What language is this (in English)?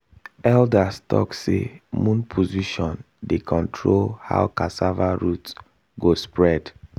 Nigerian Pidgin